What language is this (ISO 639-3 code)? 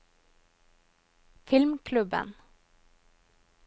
nor